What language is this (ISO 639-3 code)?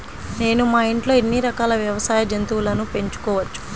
tel